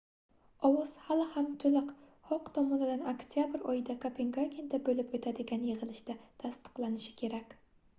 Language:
Uzbek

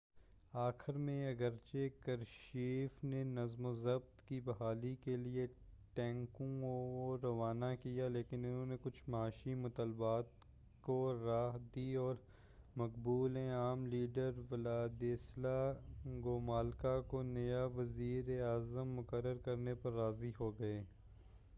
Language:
Urdu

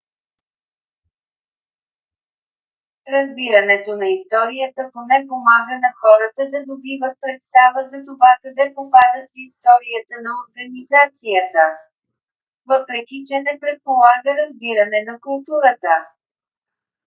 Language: Bulgarian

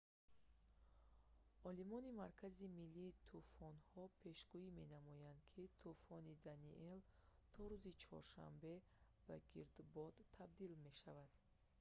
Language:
Tajik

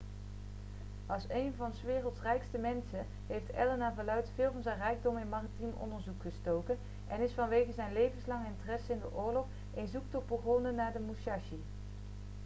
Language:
Dutch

